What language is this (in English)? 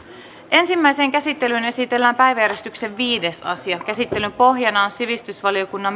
Finnish